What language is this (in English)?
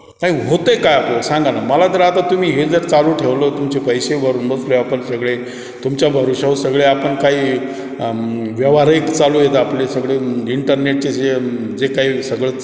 Marathi